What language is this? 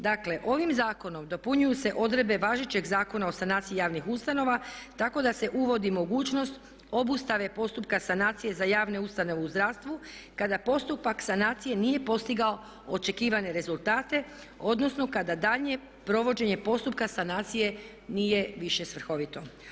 Croatian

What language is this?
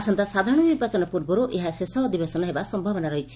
Odia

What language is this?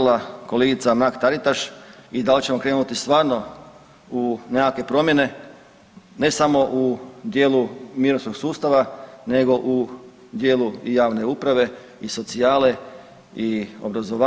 Croatian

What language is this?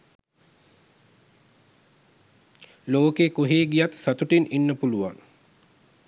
Sinhala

